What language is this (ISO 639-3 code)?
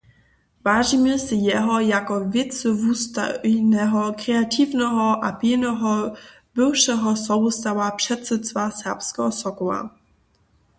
hsb